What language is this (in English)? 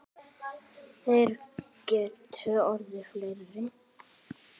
Icelandic